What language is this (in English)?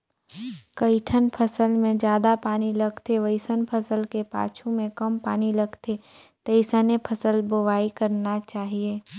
Chhattisgarhi